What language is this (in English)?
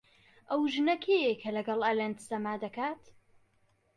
Central Kurdish